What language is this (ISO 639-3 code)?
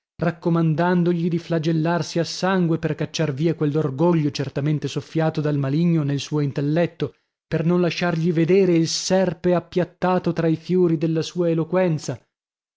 ita